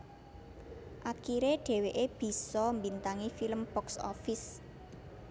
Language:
Javanese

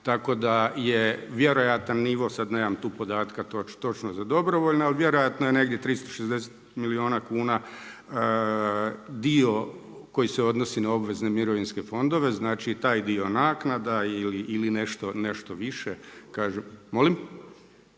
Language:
Croatian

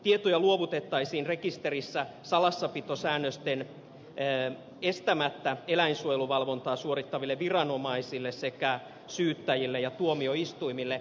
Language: Finnish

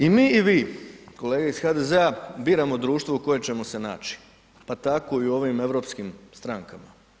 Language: Croatian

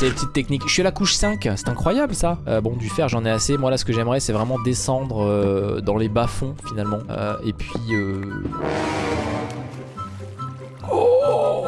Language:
French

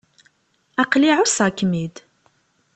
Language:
Kabyle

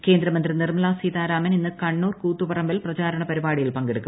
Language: Malayalam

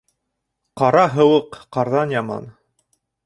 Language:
Bashkir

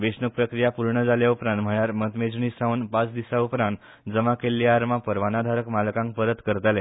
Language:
Konkani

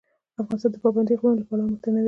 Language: Pashto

